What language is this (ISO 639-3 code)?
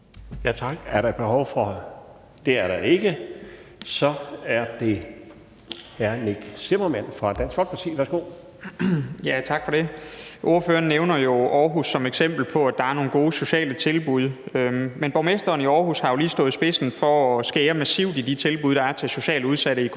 dan